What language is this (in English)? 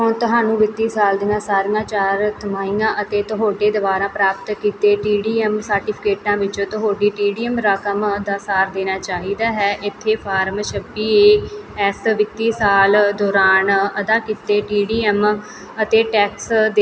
Punjabi